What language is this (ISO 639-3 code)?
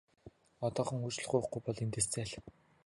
mon